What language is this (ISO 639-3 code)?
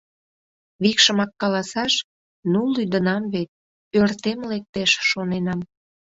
chm